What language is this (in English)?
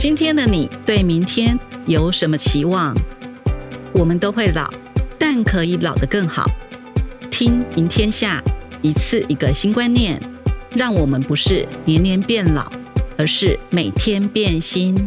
Chinese